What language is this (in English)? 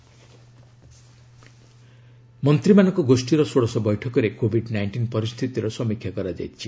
Odia